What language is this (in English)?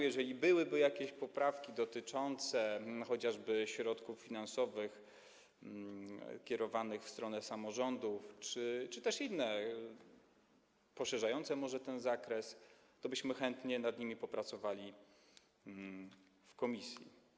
Polish